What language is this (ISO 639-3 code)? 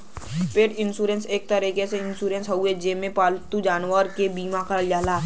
bho